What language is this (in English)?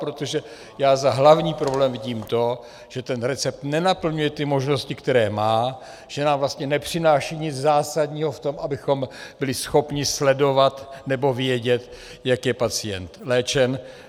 Czech